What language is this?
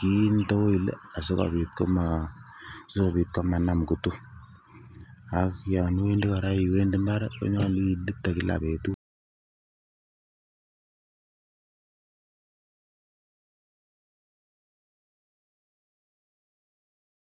Kalenjin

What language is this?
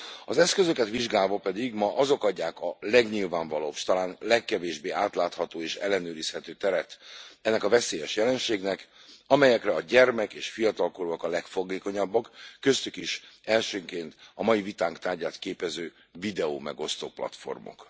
Hungarian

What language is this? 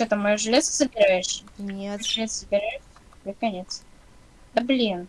Russian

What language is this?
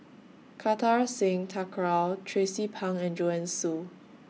English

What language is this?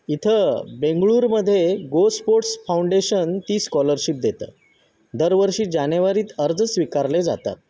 Marathi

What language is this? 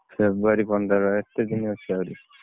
Odia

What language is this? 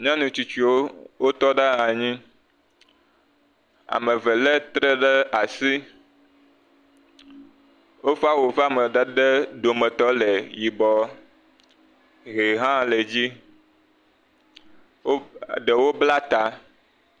Ewe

